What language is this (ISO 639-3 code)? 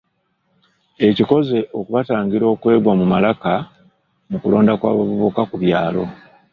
lug